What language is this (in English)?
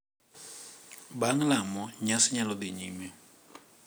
Luo (Kenya and Tanzania)